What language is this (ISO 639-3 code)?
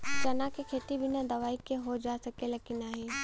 bho